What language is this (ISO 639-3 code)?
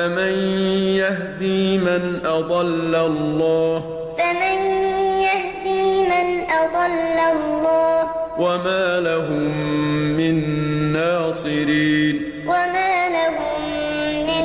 ara